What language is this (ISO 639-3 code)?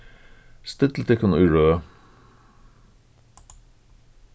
fao